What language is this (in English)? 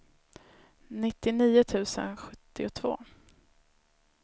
Swedish